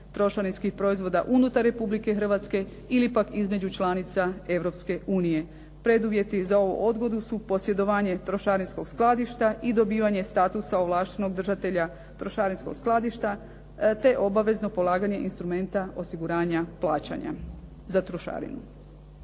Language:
Croatian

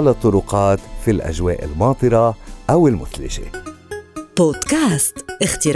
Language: Arabic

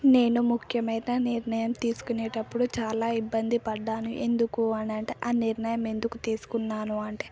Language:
Telugu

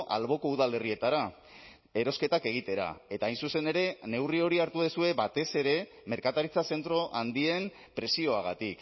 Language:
Basque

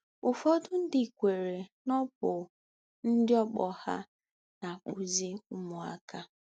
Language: Igbo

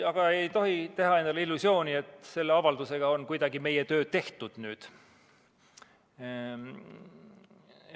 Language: Estonian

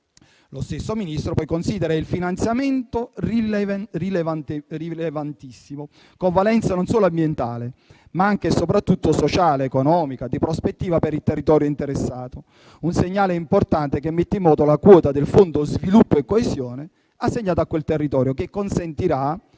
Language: Italian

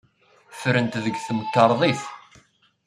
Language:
Kabyle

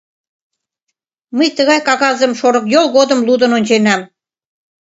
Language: Mari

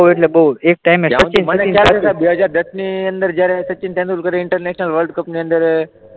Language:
Gujarati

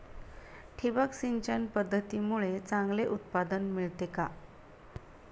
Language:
Marathi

